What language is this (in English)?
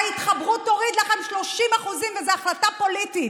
Hebrew